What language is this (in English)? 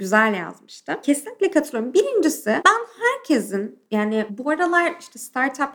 Turkish